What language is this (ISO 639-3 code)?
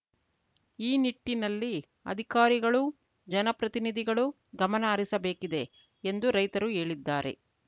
kan